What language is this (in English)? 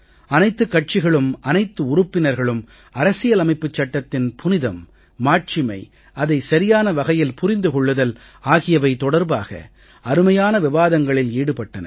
Tamil